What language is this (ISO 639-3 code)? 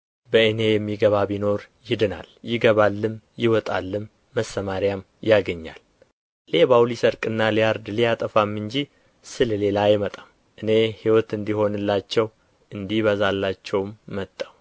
amh